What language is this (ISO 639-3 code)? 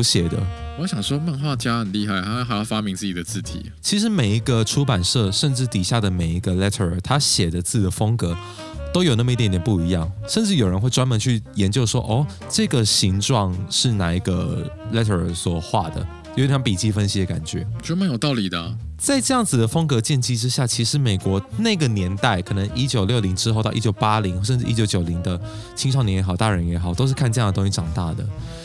zho